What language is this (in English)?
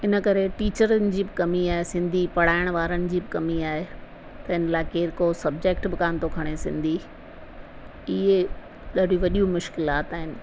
Sindhi